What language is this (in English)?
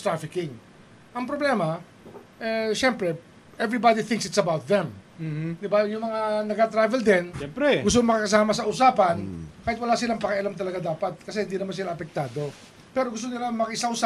Filipino